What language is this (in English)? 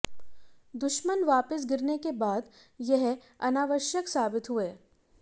Hindi